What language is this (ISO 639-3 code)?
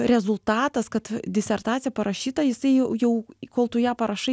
lit